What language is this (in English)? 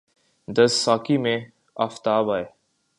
Urdu